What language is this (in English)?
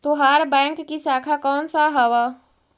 Magahi